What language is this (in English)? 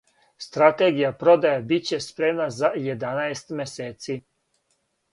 Serbian